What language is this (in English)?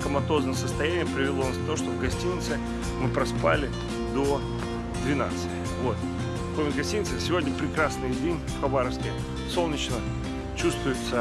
Russian